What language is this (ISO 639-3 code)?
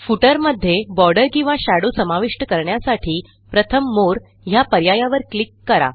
mar